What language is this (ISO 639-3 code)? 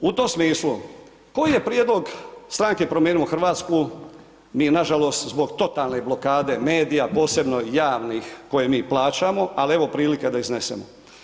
hrv